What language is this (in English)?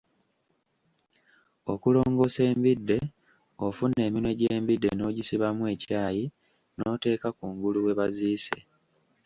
Ganda